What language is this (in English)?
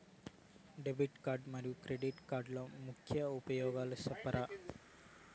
Telugu